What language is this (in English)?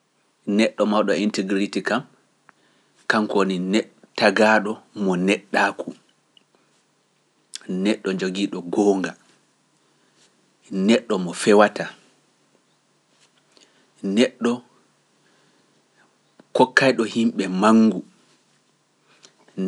Pular